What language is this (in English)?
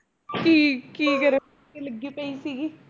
Punjabi